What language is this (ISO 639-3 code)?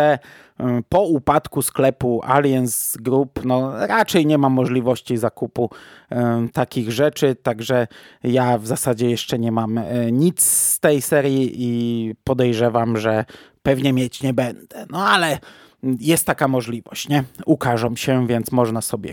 pol